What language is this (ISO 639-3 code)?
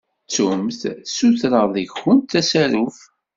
kab